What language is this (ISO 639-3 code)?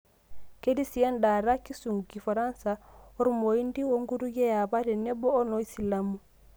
mas